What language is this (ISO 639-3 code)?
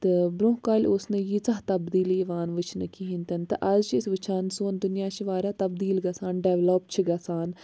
kas